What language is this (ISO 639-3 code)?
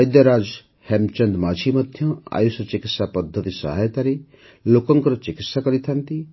ori